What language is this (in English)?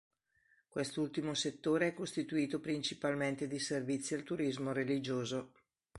Italian